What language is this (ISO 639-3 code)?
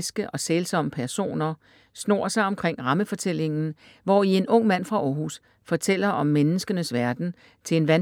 dan